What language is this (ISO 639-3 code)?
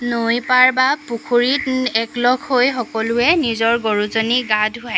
asm